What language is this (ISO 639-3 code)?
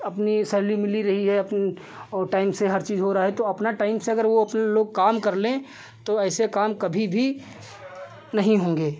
hin